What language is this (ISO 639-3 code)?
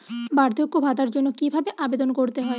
ben